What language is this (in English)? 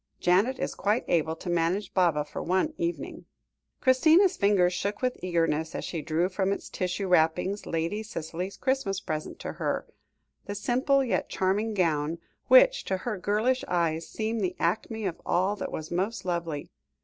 English